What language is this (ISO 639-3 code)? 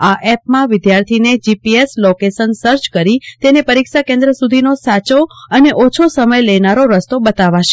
guj